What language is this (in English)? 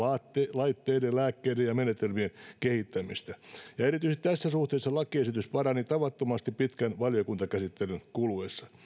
Finnish